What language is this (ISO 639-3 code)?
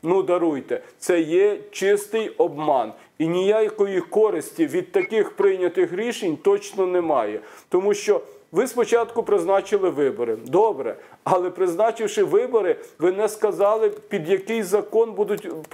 ukr